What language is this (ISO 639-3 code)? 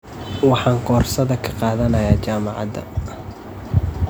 som